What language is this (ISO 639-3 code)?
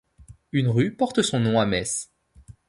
fra